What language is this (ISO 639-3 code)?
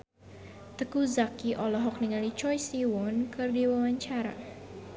sun